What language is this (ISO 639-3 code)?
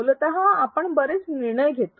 mar